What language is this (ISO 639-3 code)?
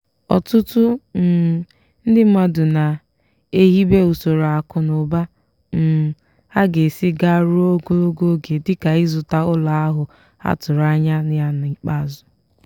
ibo